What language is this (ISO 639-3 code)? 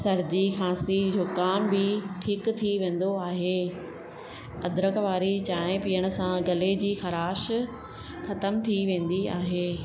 snd